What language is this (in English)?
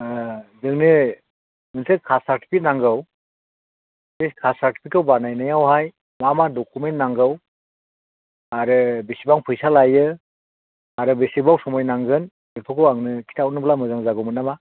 Bodo